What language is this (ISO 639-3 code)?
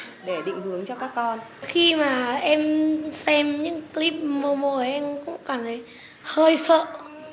vie